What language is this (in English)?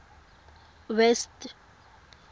Tswana